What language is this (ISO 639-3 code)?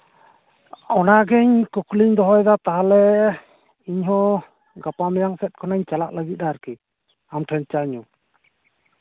sat